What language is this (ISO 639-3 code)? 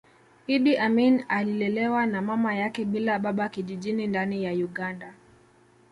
swa